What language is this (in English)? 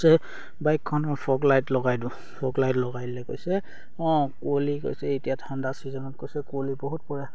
Assamese